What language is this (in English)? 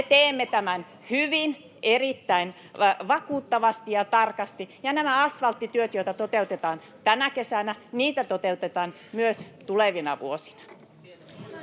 Finnish